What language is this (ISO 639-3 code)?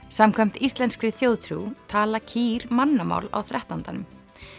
isl